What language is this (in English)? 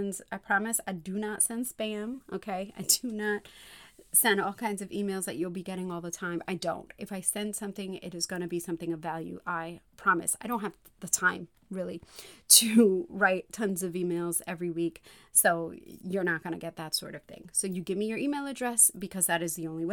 English